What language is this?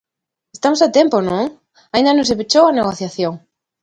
Galician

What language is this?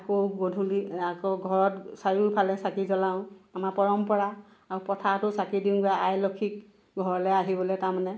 Assamese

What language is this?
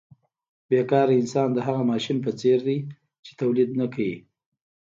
Pashto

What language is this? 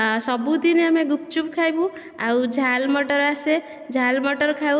Odia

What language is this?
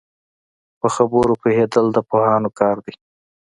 Pashto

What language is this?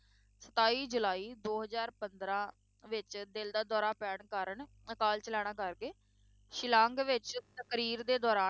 Punjabi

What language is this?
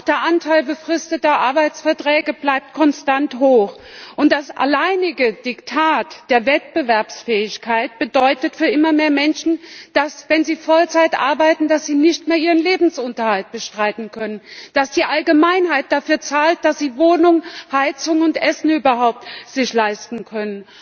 German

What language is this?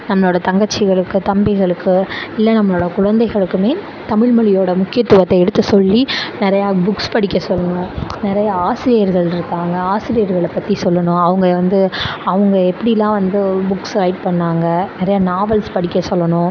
Tamil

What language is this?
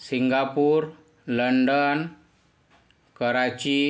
Marathi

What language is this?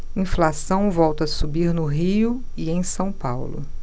Portuguese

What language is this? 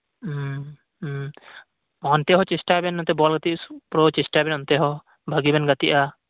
Santali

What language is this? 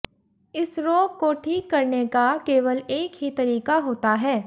Hindi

